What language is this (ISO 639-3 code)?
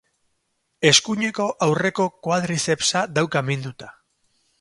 eus